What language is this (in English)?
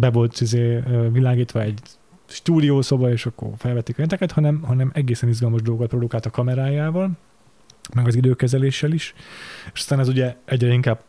Hungarian